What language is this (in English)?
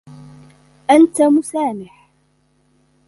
Arabic